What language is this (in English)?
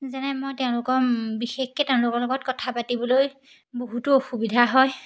Assamese